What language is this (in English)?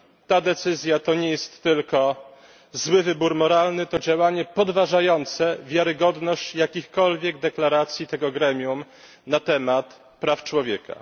Polish